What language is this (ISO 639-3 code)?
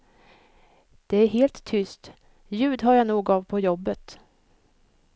swe